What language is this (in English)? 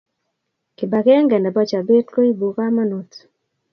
Kalenjin